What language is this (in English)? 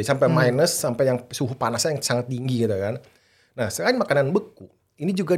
Indonesian